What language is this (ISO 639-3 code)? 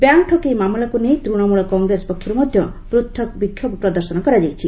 ori